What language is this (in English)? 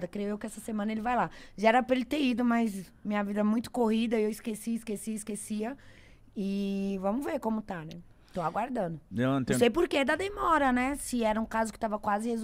Portuguese